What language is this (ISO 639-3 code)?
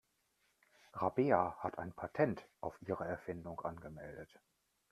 deu